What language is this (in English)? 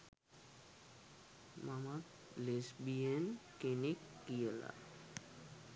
Sinhala